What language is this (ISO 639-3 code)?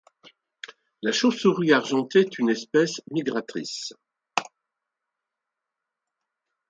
fra